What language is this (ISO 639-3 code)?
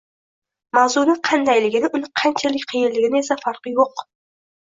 uzb